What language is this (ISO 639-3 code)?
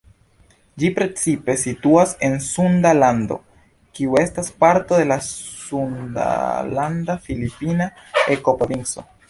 epo